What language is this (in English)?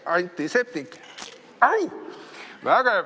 Estonian